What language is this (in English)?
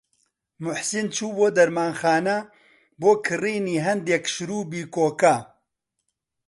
Central Kurdish